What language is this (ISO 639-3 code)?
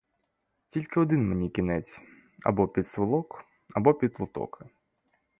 ukr